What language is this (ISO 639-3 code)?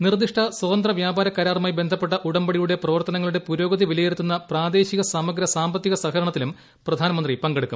mal